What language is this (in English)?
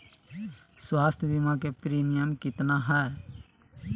Magahi